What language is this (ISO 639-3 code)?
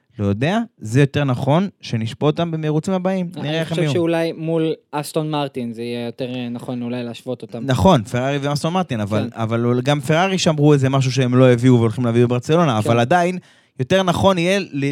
heb